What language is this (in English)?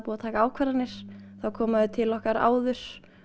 Icelandic